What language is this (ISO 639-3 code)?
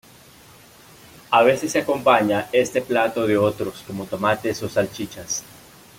spa